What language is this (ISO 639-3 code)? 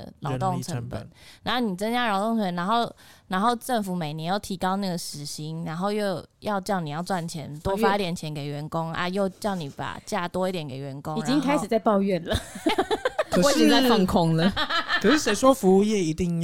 zho